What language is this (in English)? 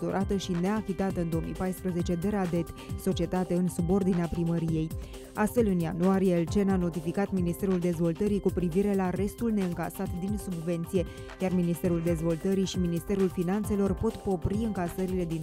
Romanian